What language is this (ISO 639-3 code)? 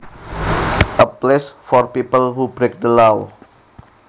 jav